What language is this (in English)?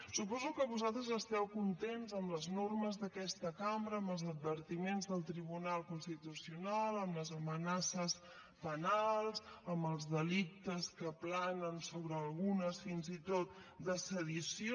Catalan